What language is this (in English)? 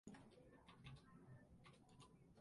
English